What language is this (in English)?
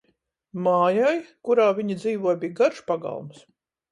Latvian